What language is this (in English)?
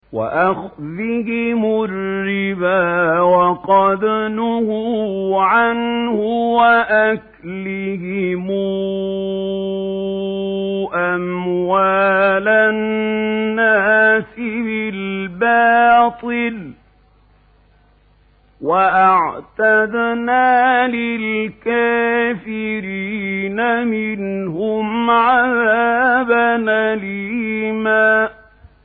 Arabic